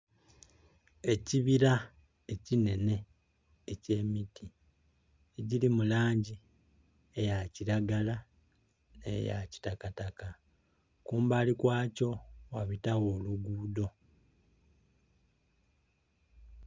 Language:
Soga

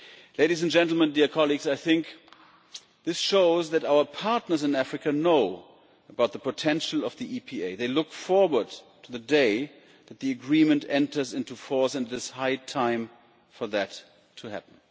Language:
English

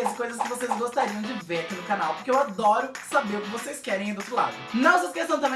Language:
Portuguese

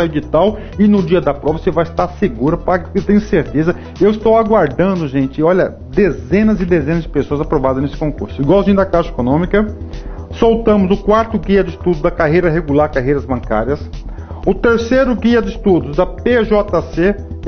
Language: Portuguese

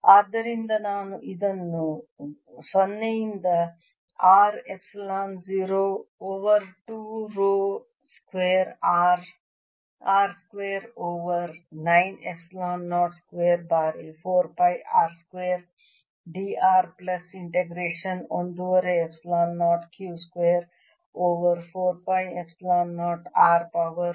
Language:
Kannada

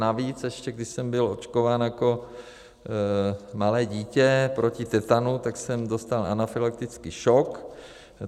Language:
Czech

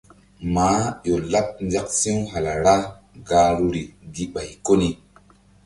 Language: Mbum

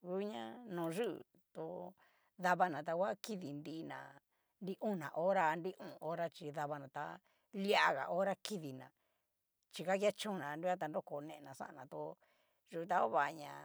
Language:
Cacaloxtepec Mixtec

